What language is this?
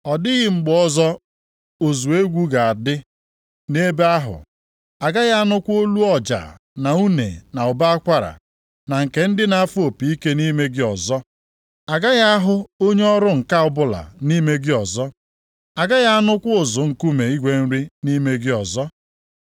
Igbo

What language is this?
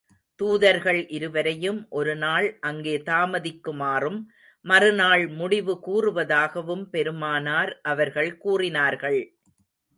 Tamil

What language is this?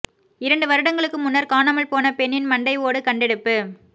Tamil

